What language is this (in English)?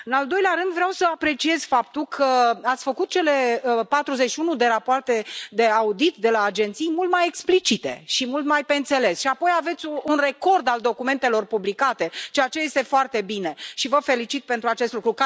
Romanian